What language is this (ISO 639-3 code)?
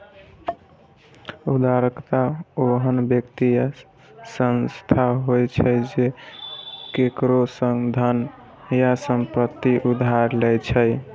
mai